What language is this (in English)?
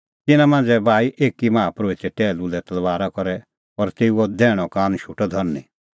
Kullu Pahari